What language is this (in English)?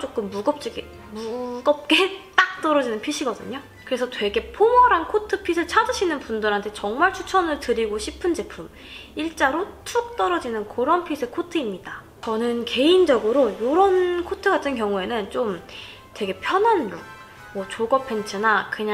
Korean